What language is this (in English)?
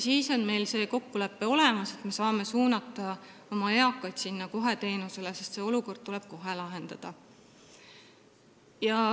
Estonian